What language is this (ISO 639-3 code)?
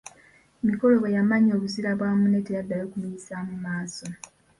lug